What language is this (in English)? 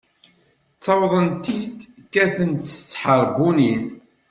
Kabyle